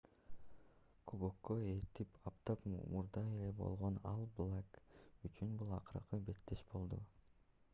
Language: Kyrgyz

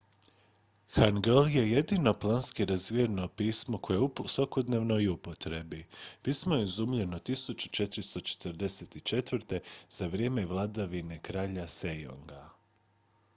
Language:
Croatian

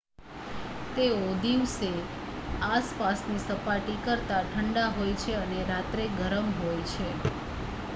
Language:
Gujarati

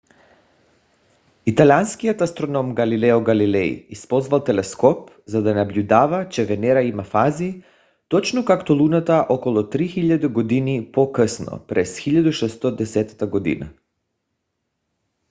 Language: Bulgarian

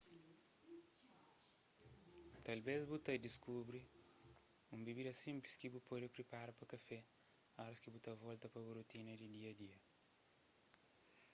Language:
Kabuverdianu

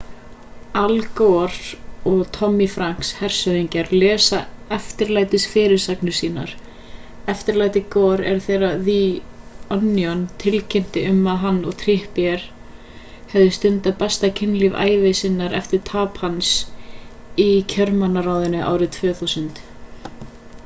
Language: Icelandic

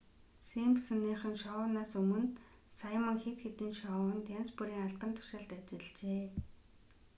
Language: Mongolian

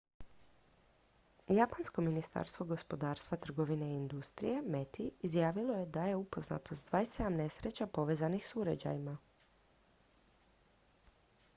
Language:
Croatian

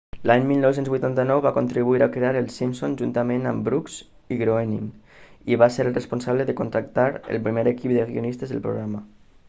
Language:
Catalan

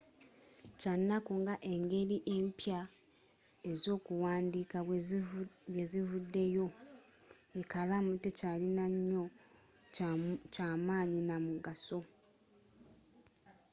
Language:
Ganda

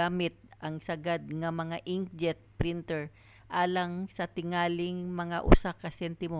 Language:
Cebuano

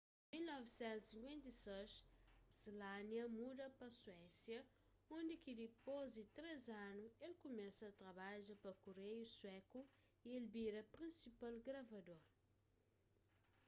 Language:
Kabuverdianu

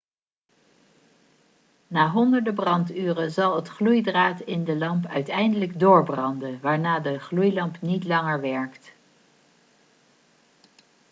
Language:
Dutch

